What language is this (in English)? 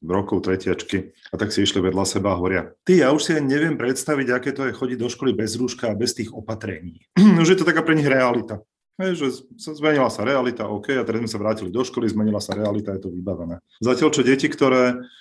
Slovak